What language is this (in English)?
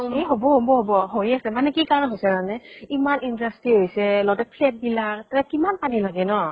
Assamese